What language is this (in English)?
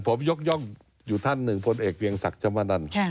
Thai